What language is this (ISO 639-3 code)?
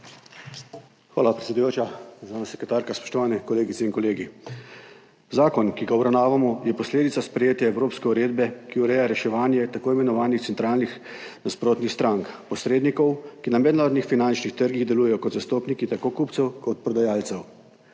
slv